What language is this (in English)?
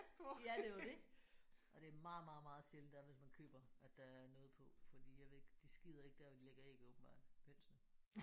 Danish